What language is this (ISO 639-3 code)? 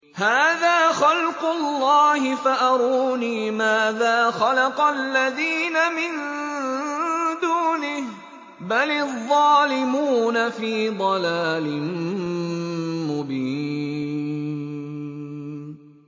ara